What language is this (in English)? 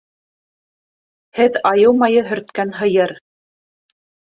Bashkir